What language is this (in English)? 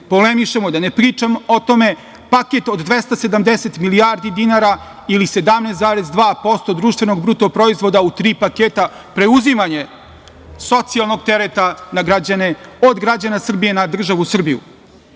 Serbian